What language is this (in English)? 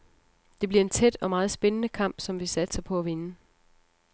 Danish